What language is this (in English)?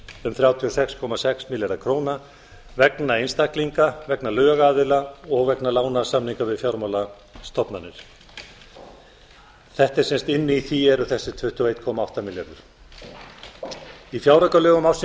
Icelandic